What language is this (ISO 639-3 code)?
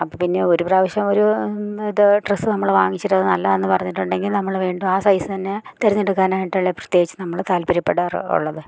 mal